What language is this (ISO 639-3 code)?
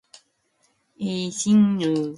kor